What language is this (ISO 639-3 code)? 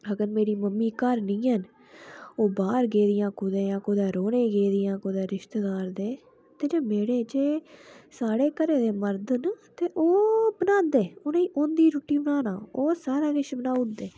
doi